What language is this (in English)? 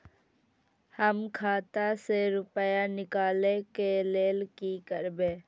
Maithili